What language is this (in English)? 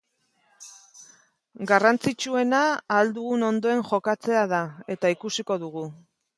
Basque